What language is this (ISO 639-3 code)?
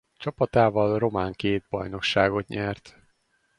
hun